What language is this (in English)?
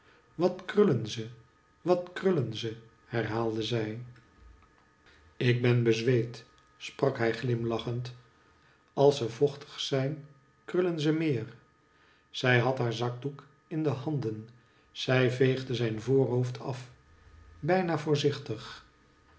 Dutch